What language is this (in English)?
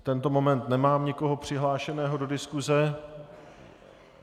Czech